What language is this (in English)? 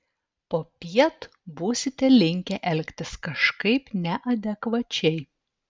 Lithuanian